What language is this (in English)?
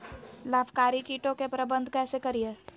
Magahi